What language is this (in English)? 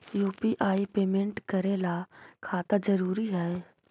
Magahi